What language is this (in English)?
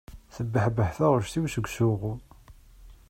Kabyle